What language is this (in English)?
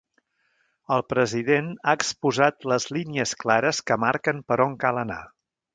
Catalan